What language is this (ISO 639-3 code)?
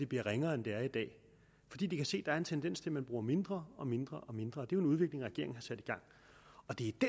dan